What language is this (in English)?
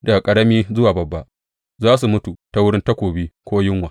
Hausa